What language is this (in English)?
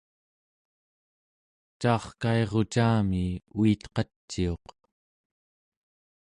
Central Yupik